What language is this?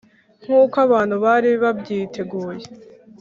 Kinyarwanda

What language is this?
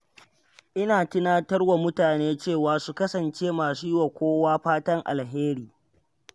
Hausa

